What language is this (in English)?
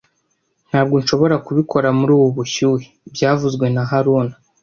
Kinyarwanda